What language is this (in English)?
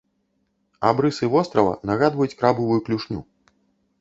Belarusian